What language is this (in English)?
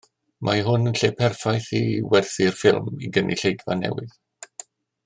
Welsh